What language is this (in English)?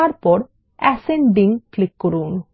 Bangla